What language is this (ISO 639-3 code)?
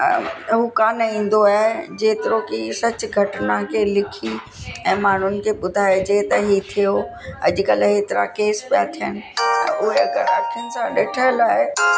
snd